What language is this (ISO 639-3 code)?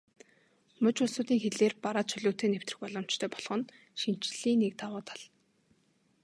mon